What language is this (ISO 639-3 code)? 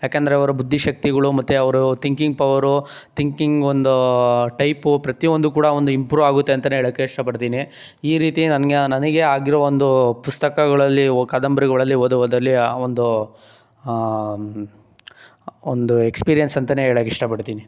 kan